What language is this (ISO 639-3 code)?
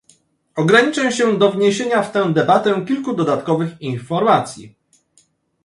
pol